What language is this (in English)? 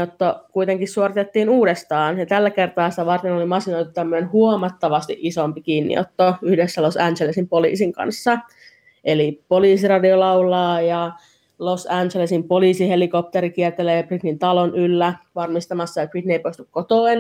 Finnish